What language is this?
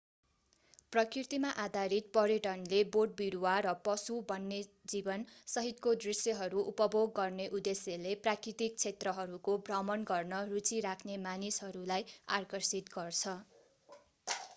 Nepali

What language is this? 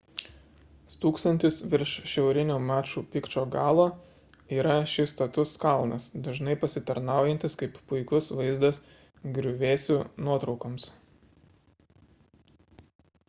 Lithuanian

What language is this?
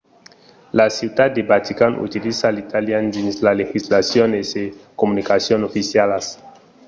Occitan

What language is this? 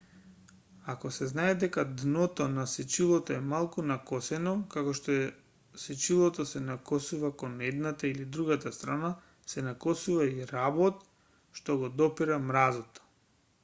Macedonian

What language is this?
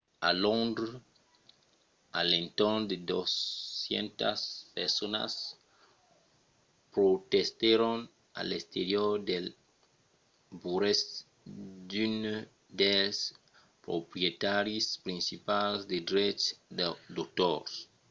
Occitan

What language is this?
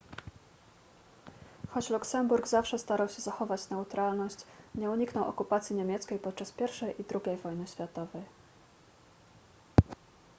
Polish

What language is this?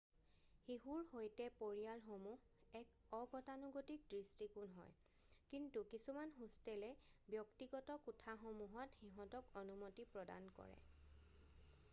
Assamese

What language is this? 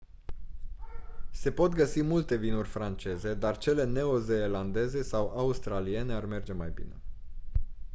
Romanian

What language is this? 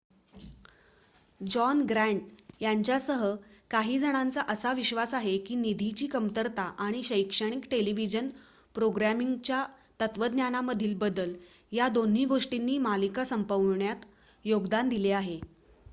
Marathi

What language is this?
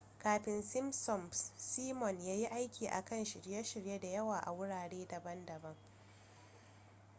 Hausa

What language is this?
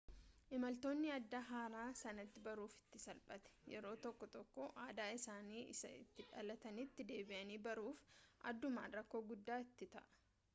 Oromo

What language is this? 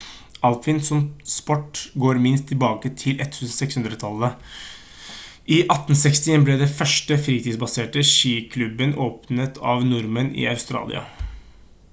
Norwegian Bokmål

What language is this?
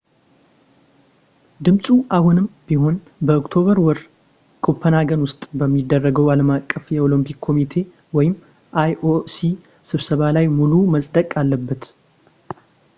Amharic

